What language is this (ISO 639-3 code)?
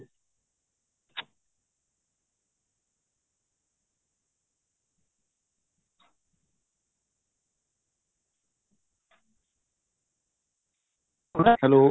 pan